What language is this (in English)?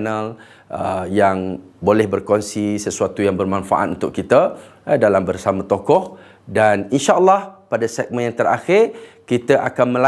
Malay